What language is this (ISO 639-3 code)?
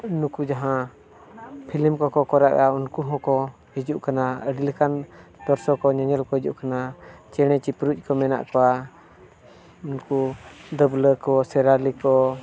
sat